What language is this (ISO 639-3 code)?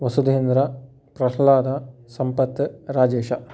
san